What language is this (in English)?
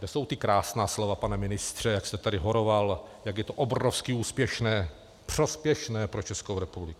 Czech